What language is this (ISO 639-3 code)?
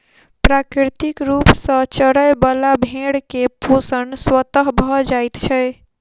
mai